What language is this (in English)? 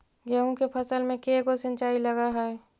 Magahi